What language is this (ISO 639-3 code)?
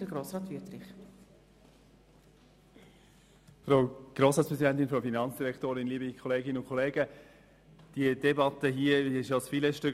gsw